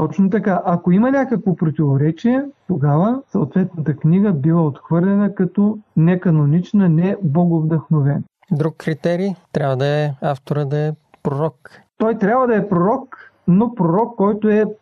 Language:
Bulgarian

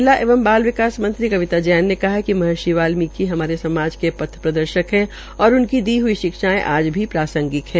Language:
Hindi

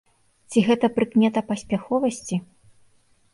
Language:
Belarusian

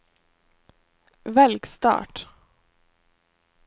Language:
Norwegian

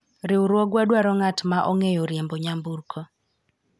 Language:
Luo (Kenya and Tanzania)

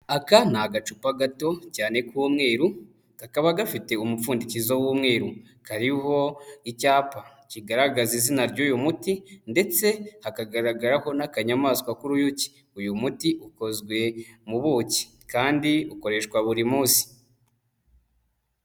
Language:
Kinyarwanda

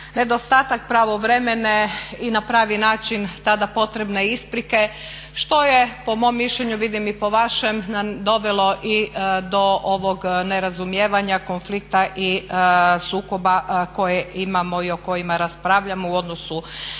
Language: Croatian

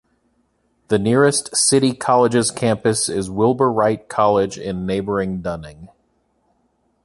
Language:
English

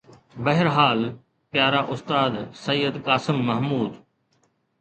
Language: Sindhi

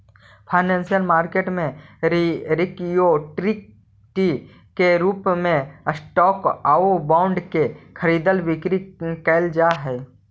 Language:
Magahi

